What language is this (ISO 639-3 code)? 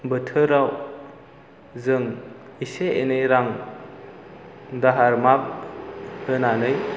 brx